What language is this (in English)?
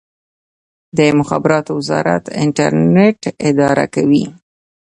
Pashto